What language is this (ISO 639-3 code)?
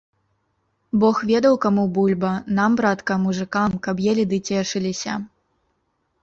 bel